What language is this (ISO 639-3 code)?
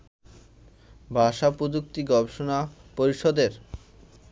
ben